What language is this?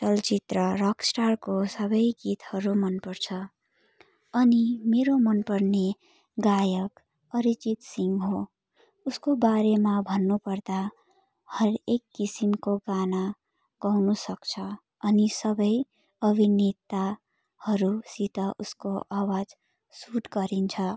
Nepali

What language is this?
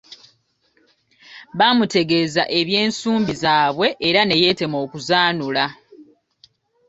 Ganda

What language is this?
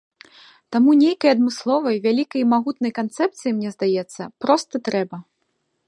Belarusian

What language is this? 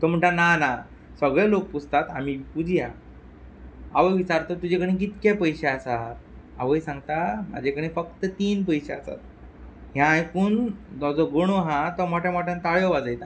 Konkani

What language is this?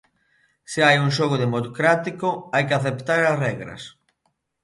Galician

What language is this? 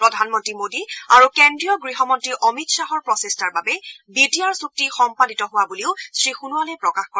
Assamese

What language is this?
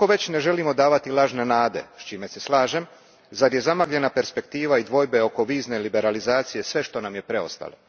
Croatian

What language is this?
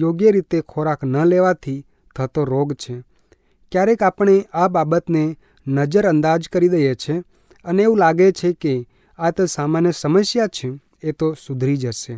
Hindi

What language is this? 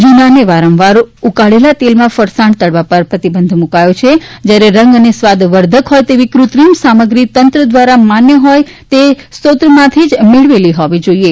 Gujarati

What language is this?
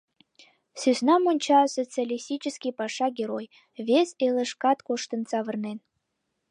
Mari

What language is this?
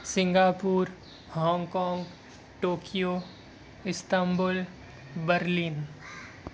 Urdu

